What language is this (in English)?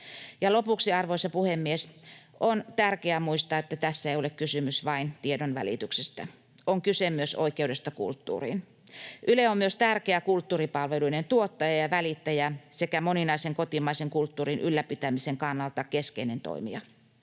Finnish